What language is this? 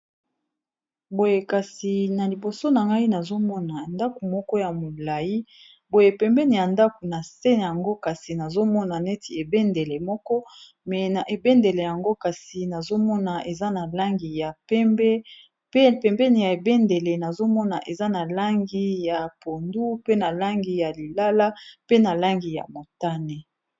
Lingala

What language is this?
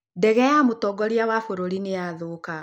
Kikuyu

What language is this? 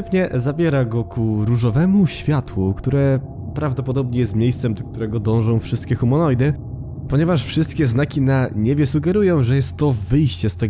Polish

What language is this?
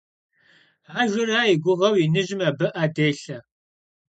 Kabardian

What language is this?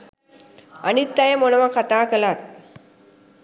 Sinhala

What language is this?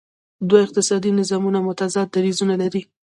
Pashto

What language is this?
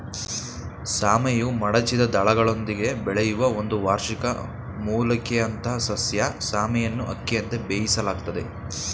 Kannada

